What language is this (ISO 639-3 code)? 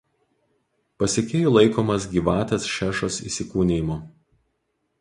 lit